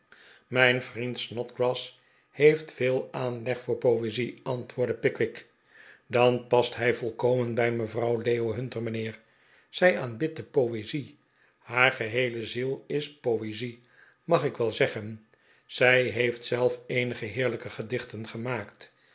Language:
Dutch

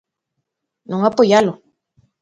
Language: Galician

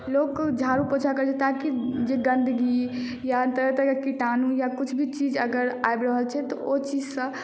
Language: Maithili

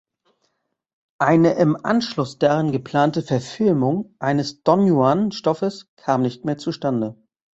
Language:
German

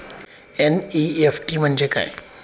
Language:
Marathi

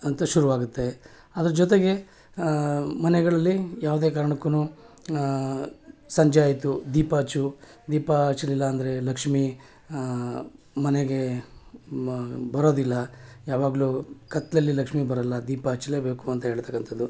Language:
Kannada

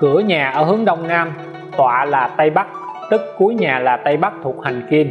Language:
Vietnamese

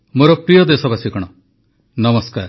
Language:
Odia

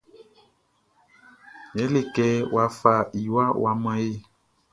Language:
Baoulé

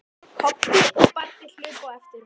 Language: Icelandic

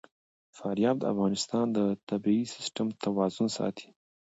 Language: Pashto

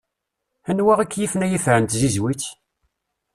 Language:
Kabyle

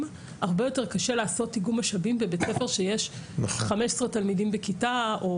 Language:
Hebrew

